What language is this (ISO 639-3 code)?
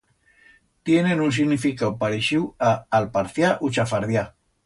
arg